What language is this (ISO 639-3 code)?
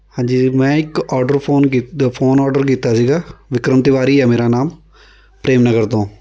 pan